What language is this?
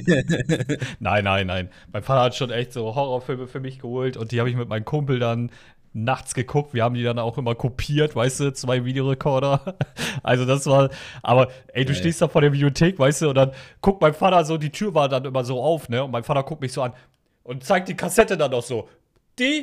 German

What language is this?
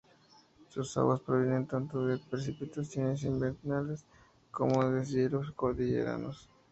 Spanish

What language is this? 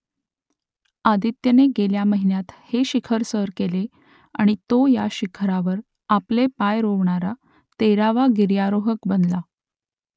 Marathi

